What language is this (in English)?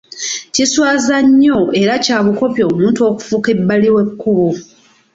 Ganda